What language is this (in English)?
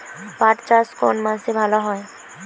Bangla